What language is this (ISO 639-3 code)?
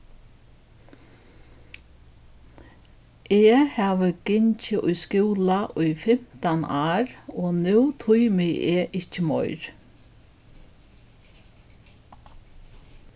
fao